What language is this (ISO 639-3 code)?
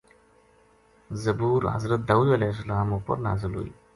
gju